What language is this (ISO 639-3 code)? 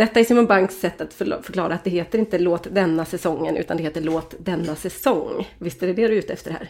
swe